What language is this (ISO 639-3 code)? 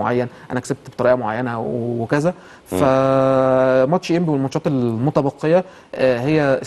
ara